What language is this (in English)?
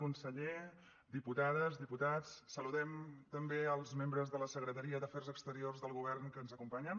Catalan